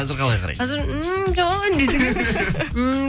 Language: Kazakh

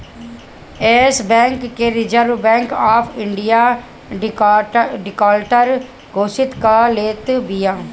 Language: Bhojpuri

